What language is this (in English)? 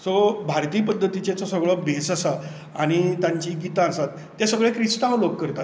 Konkani